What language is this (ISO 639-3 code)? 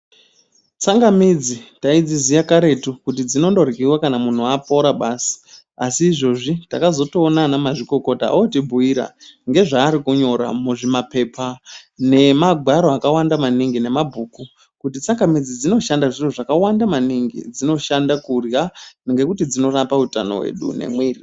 ndc